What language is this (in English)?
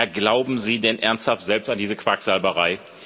German